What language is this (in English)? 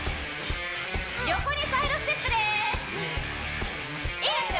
Japanese